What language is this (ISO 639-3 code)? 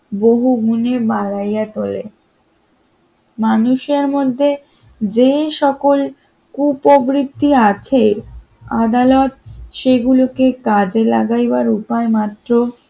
ben